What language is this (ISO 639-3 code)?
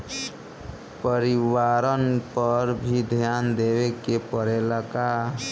bho